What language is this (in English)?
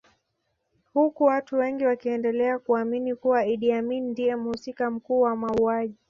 Swahili